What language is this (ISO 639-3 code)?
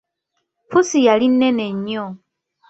lug